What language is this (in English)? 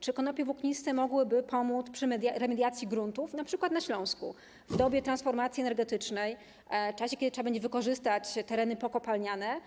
Polish